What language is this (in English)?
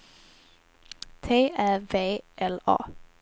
Swedish